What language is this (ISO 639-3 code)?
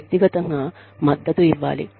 tel